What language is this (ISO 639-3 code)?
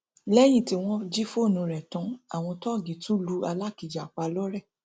yor